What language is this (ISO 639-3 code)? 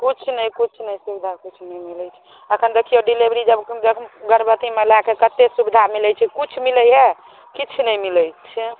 mai